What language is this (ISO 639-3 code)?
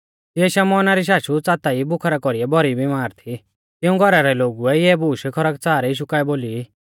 bfz